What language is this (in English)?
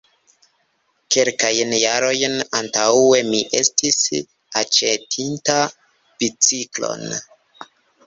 Esperanto